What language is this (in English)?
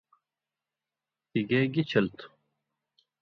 Indus Kohistani